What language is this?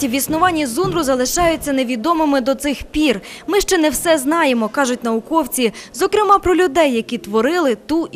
Ukrainian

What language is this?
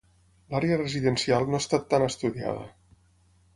Catalan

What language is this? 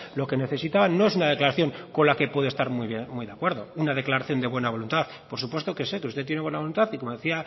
Spanish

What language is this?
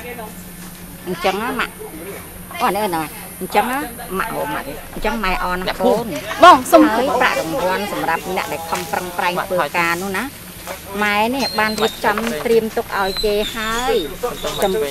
Thai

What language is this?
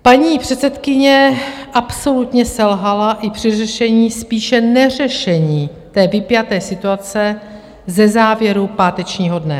Czech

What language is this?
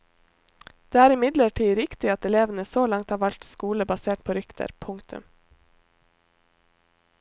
Norwegian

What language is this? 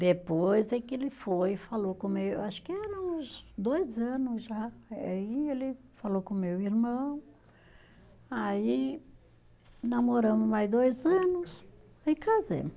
Portuguese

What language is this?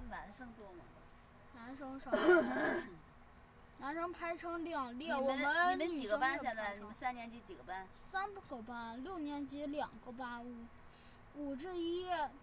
Chinese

